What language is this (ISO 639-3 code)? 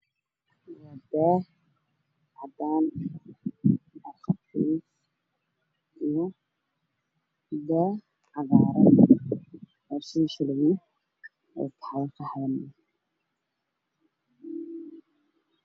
som